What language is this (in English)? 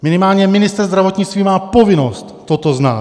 Czech